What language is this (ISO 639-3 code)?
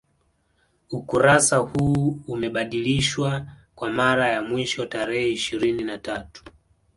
swa